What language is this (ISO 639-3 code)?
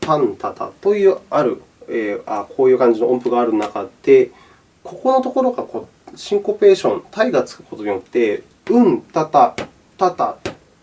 jpn